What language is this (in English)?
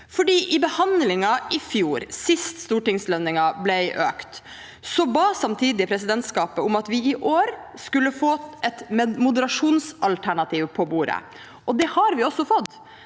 Norwegian